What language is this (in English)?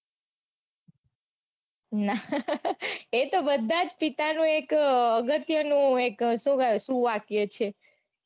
Gujarati